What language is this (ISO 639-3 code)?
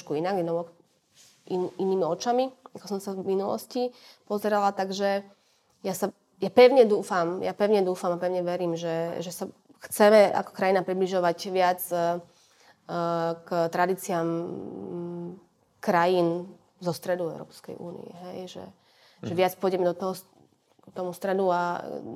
slk